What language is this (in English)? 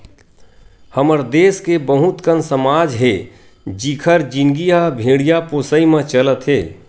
Chhattisgarhi